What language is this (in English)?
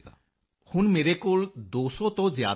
Punjabi